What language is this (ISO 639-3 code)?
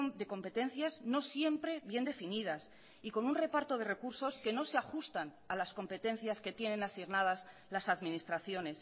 spa